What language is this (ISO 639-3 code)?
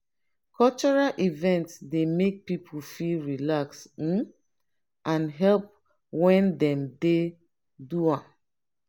pcm